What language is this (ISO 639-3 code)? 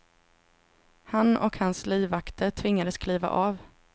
swe